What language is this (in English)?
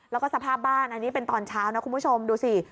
Thai